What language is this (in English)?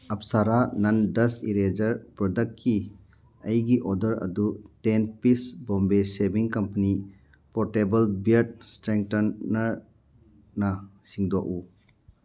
Manipuri